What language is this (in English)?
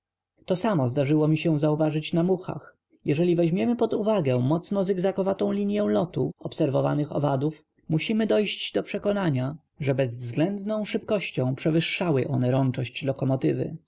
Polish